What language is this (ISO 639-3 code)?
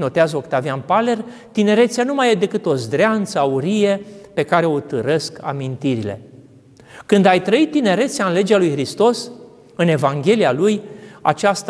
ron